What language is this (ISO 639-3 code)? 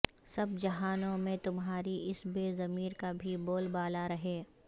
urd